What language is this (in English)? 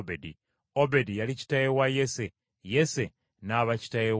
Ganda